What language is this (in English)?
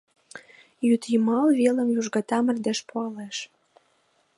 Mari